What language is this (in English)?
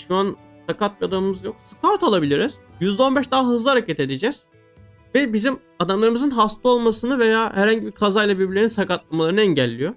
Turkish